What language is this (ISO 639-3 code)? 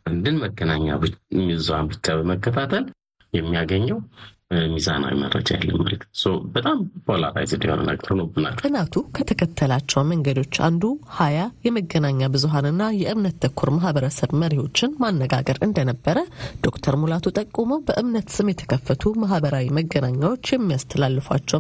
amh